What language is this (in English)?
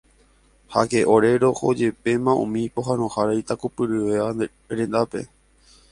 Guarani